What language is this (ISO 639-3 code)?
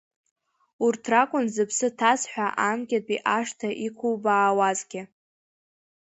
abk